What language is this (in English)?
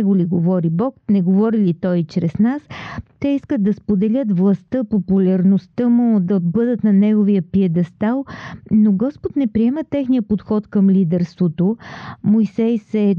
Bulgarian